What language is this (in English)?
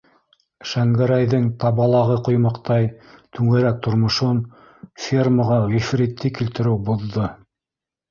Bashkir